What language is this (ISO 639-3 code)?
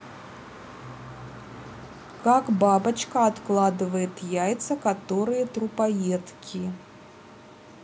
rus